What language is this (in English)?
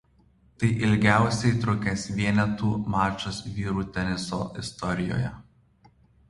Lithuanian